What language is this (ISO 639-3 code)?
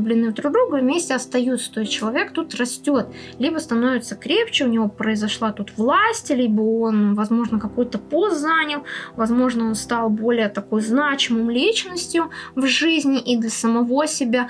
rus